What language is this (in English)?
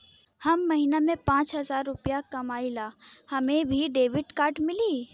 Bhojpuri